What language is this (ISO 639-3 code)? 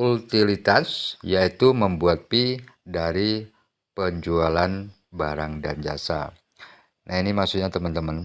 ind